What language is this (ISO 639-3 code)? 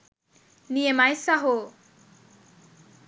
sin